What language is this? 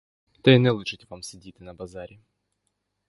Ukrainian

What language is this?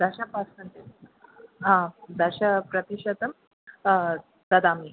Sanskrit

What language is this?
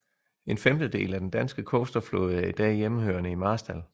Danish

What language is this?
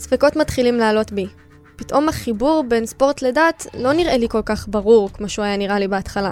Hebrew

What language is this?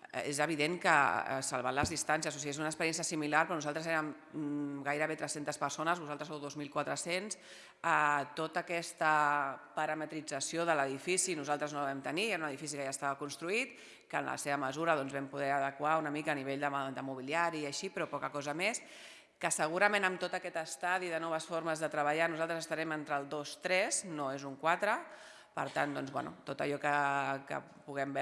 Catalan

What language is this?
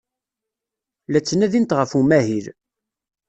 Kabyle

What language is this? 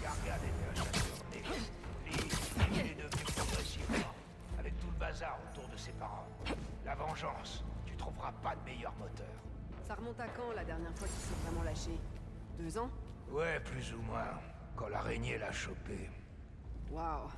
French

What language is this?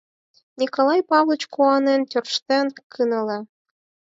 Mari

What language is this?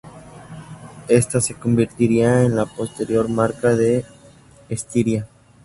Spanish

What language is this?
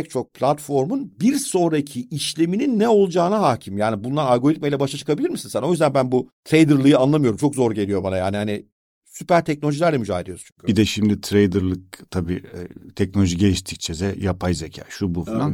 Turkish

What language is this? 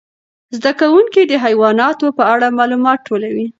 Pashto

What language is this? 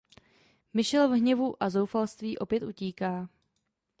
Czech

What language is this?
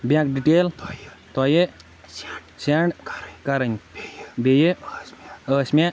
Kashmiri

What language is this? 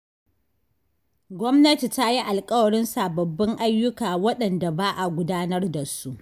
Hausa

